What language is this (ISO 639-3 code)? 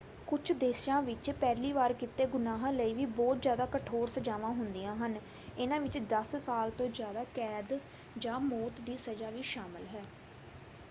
pan